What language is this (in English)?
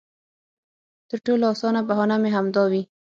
Pashto